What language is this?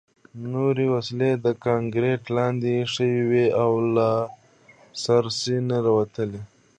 Pashto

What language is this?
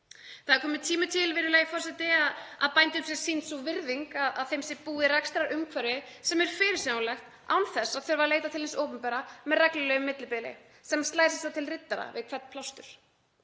Icelandic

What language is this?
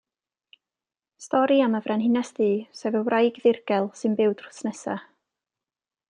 Welsh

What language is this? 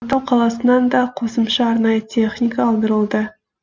Kazakh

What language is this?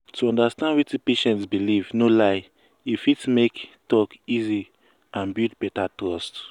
Nigerian Pidgin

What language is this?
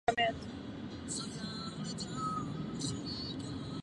Czech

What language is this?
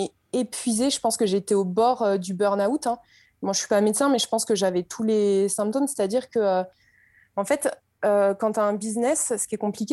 French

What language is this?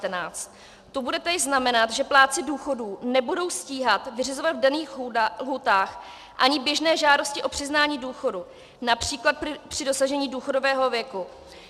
Czech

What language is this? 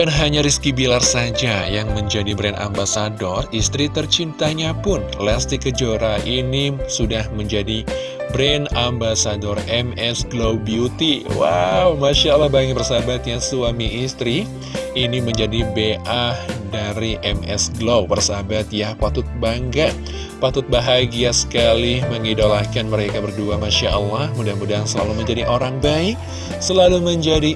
Indonesian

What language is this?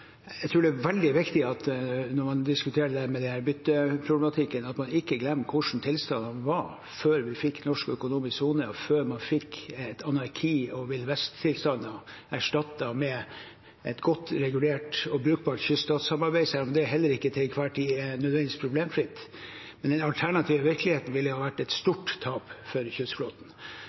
Norwegian Bokmål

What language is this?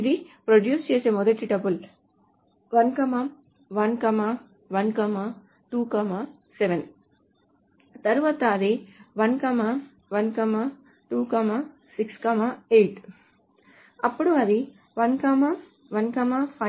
Telugu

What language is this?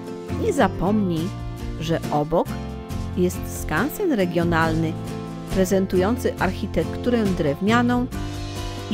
Polish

